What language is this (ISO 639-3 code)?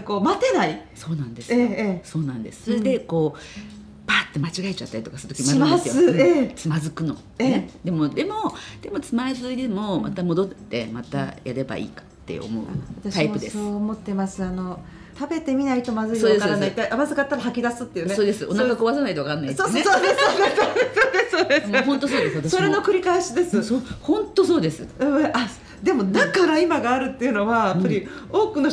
jpn